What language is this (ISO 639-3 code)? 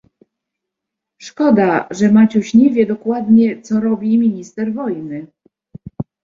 pol